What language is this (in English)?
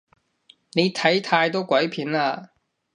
Cantonese